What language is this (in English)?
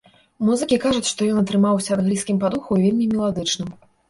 Belarusian